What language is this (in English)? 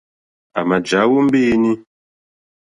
Mokpwe